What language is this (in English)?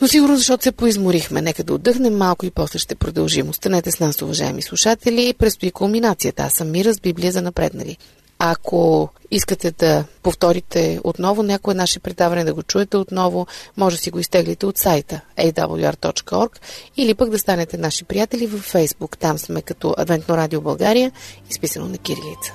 Bulgarian